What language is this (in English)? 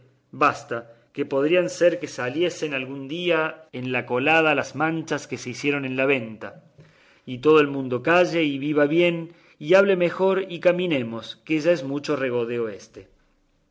Spanish